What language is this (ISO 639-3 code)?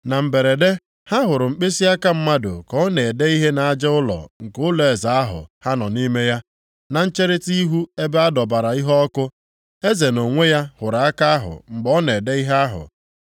ibo